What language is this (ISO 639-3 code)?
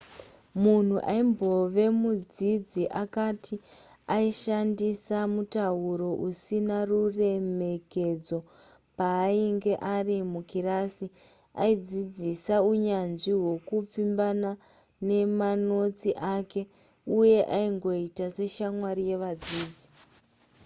sna